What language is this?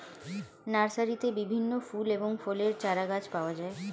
Bangla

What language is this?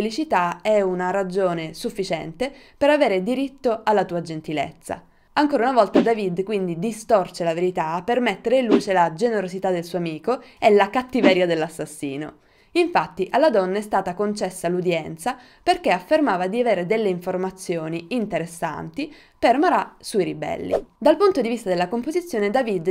Italian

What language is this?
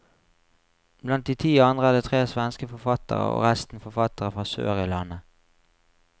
Norwegian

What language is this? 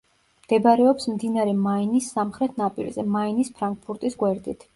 Georgian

